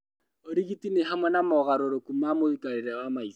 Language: Kikuyu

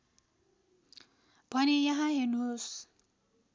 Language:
Nepali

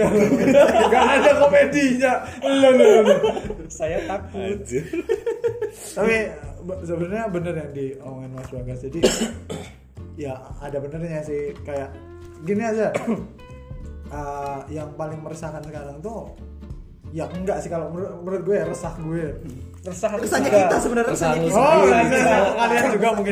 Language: Indonesian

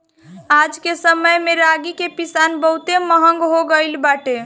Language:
Bhojpuri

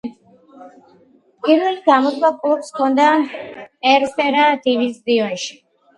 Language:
Georgian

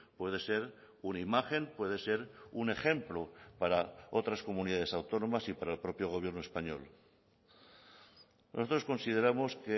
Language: Spanish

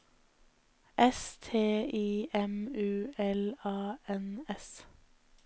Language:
Norwegian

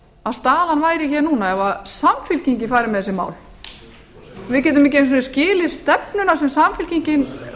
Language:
Icelandic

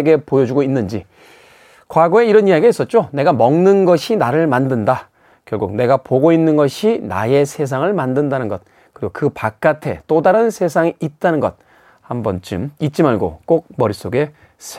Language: Korean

